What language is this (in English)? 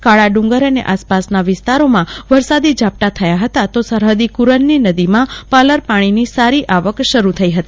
Gujarati